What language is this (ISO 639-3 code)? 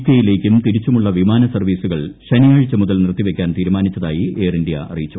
mal